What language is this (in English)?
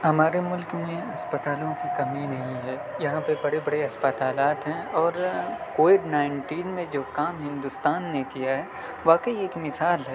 Urdu